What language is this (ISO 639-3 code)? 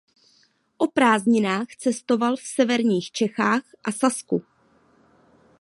ces